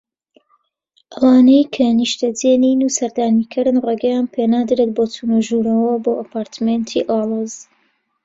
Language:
Central Kurdish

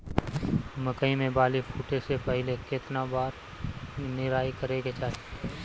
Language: Bhojpuri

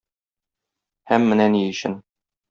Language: Tatar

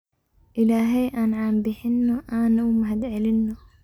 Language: Somali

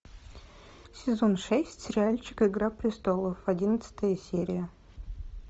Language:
Russian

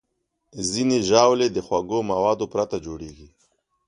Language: Pashto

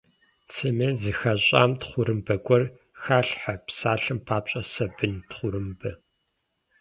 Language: Kabardian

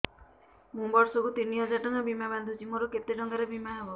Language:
Odia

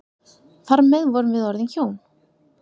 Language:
Icelandic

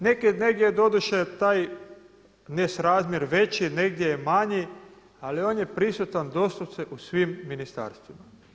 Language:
Croatian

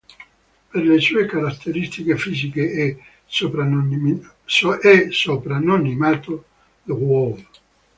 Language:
Italian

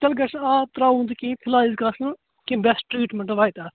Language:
Kashmiri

